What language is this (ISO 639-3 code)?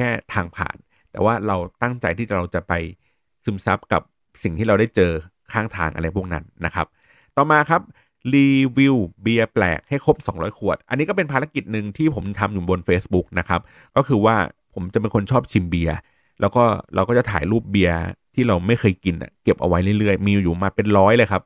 tha